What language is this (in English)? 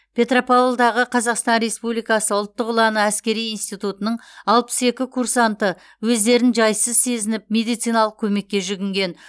Kazakh